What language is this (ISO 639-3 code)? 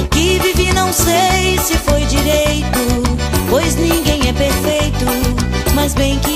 por